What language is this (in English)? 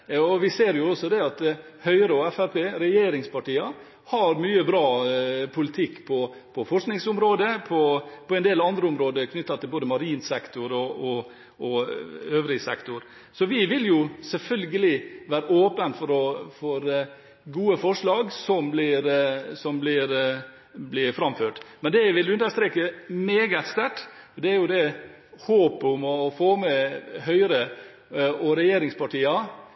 Norwegian Bokmål